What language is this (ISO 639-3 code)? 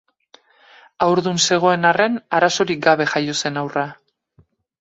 eus